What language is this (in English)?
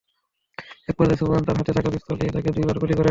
Bangla